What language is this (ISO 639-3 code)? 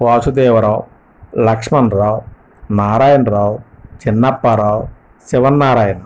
tel